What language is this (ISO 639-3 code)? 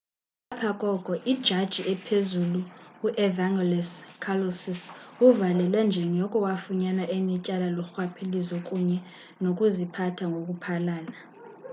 xho